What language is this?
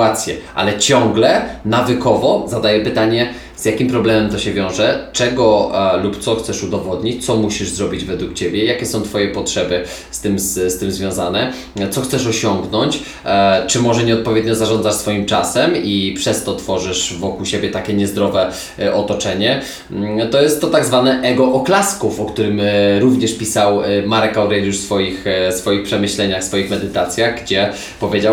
Polish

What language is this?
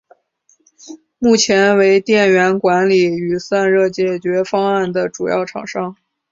Chinese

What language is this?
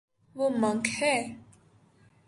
Urdu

